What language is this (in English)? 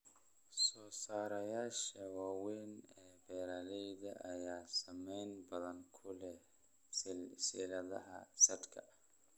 Somali